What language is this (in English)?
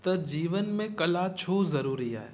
Sindhi